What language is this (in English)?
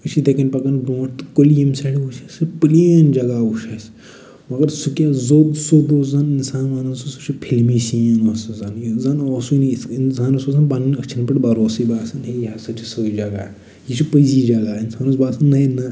Kashmiri